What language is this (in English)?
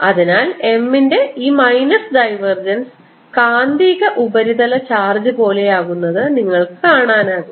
Malayalam